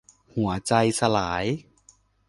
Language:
Thai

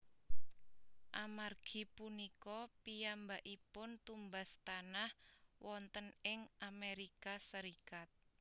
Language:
Javanese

